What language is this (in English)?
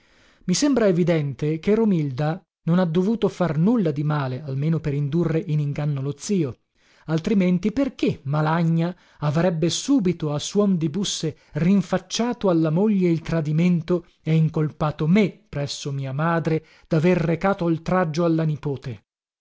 Italian